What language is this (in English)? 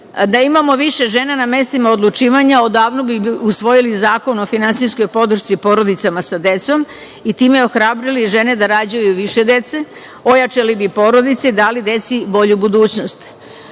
Serbian